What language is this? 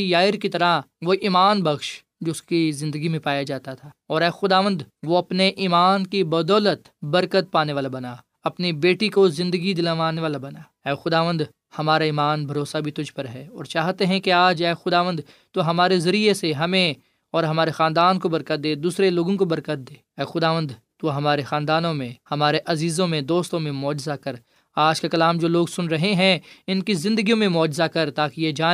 Urdu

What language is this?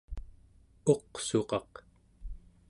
Central Yupik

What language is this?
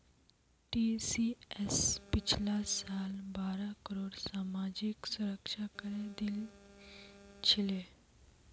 Magahi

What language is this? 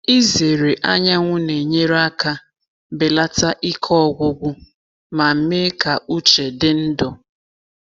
Igbo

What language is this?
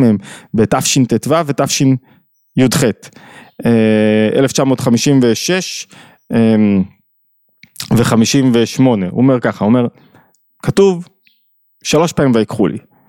Hebrew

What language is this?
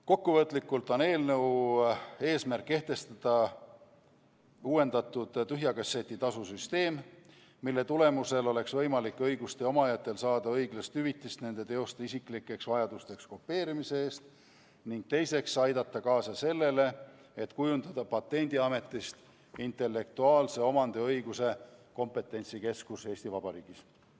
Estonian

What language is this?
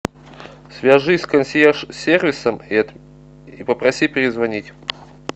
Russian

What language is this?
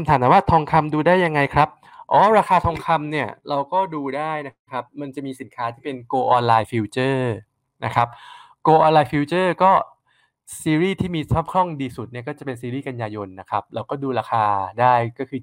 Thai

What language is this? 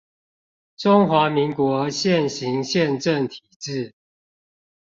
Chinese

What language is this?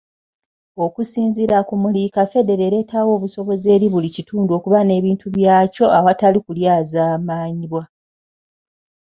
Ganda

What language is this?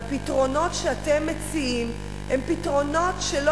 Hebrew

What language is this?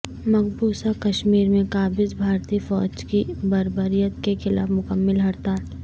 Urdu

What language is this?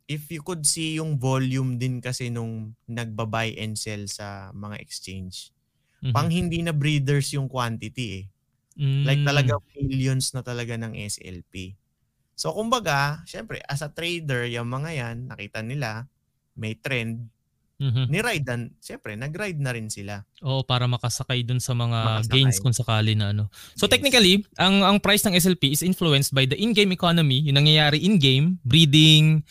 Filipino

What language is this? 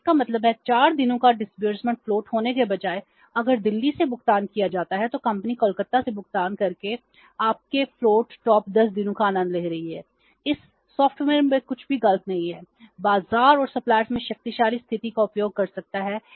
Hindi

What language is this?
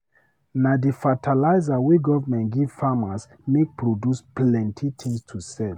Nigerian Pidgin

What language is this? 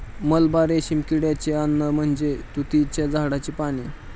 Marathi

